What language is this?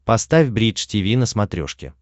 Russian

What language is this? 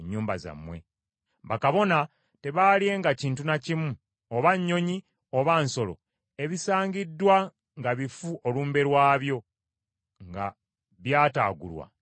Ganda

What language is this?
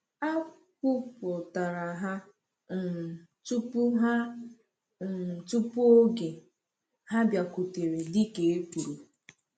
Igbo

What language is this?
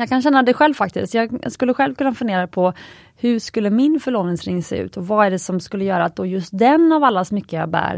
Swedish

